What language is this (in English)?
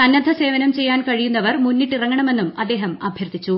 Malayalam